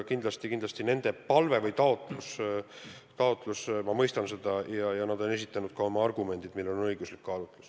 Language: Estonian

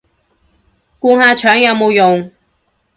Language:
Cantonese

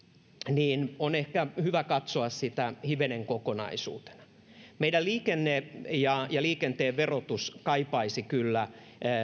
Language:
Finnish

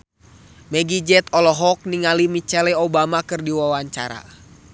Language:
Sundanese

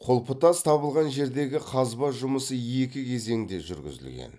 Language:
Kazakh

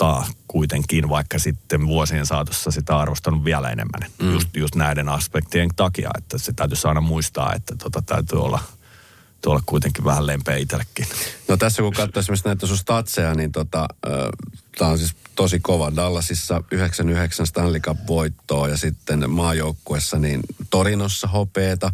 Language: Finnish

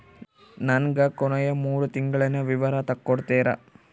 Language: Kannada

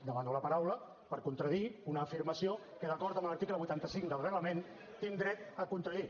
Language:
Catalan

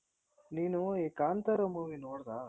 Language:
Kannada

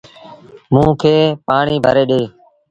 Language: Sindhi Bhil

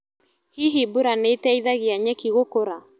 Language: Kikuyu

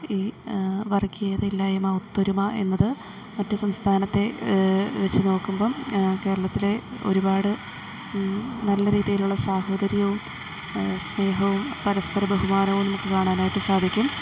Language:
Malayalam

